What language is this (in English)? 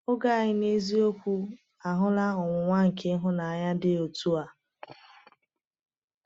Igbo